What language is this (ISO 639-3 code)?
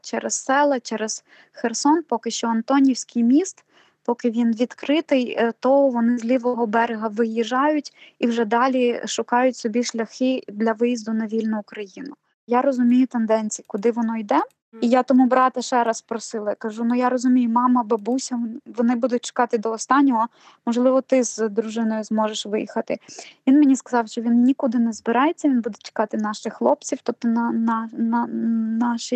ukr